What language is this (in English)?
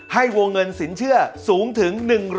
Thai